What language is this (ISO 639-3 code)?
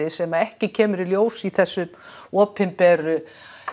isl